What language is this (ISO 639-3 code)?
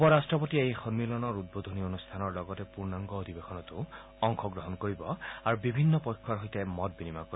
asm